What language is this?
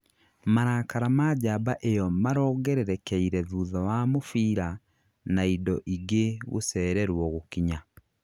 Kikuyu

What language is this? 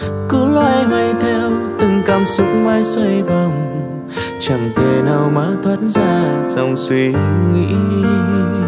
Vietnamese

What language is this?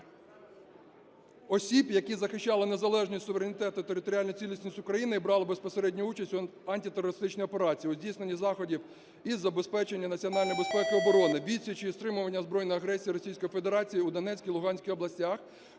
Ukrainian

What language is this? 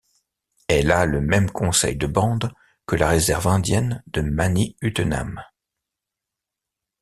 French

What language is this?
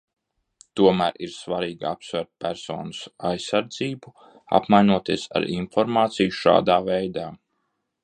Latvian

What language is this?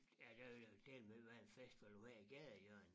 Danish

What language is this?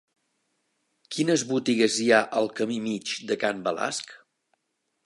Catalan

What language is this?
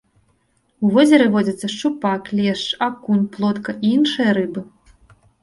Belarusian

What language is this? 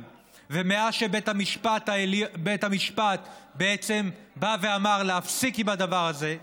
Hebrew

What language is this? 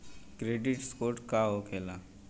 Bhojpuri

